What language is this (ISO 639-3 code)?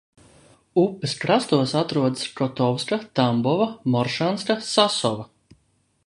lav